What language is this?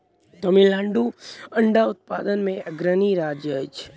Maithili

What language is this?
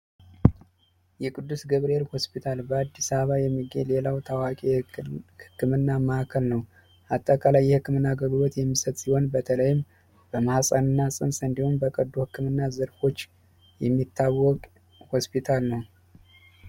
Amharic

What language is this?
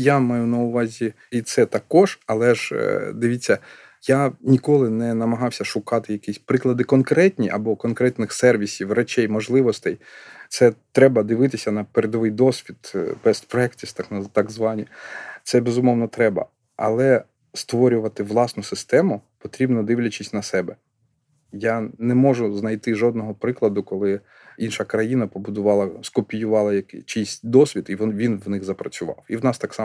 Ukrainian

